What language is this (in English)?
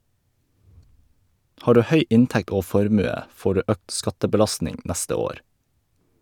Norwegian